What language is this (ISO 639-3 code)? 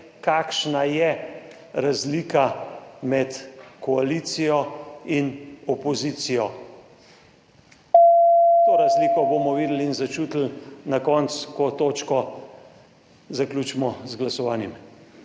slv